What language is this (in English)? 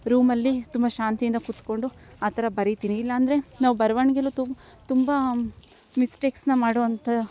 Kannada